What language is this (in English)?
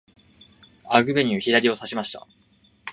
Japanese